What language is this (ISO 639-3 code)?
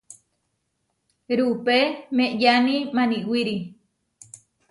var